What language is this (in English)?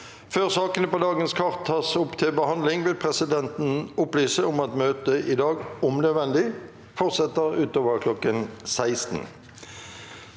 Norwegian